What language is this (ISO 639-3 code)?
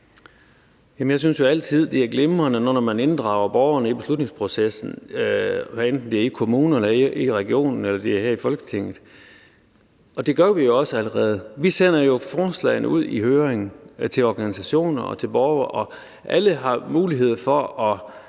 dan